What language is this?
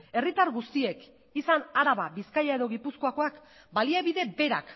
Basque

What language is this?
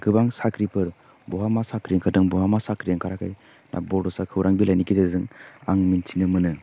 Bodo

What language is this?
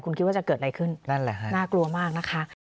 Thai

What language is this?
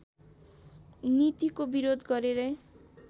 Nepali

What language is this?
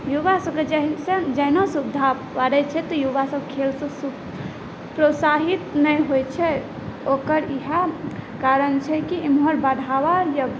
Maithili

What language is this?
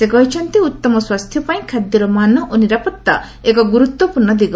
Odia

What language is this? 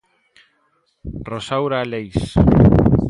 Galician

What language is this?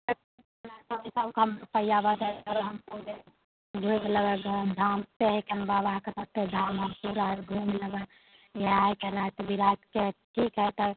Maithili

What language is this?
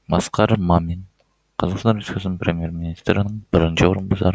Kazakh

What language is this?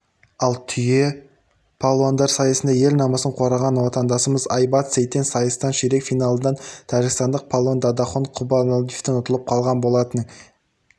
Kazakh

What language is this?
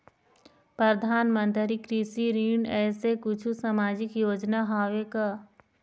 Chhattisgarhi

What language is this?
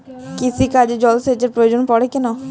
Bangla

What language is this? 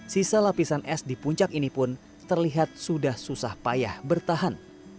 Indonesian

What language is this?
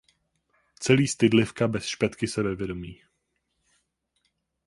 Czech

